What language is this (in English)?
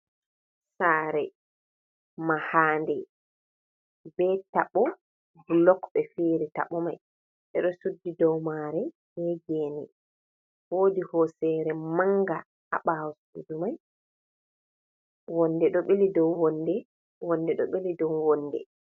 Fula